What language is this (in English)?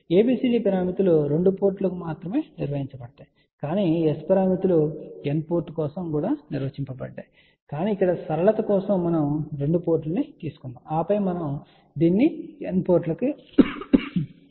Telugu